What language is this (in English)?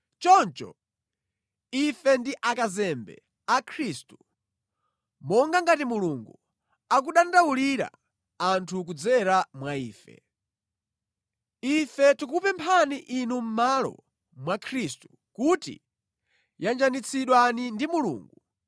Nyanja